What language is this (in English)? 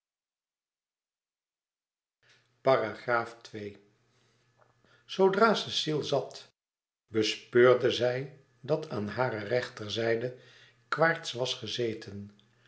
Dutch